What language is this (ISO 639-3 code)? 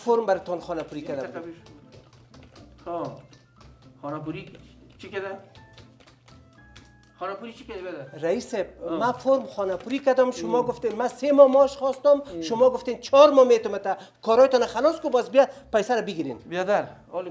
fas